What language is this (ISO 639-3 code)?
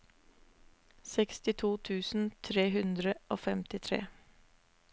nor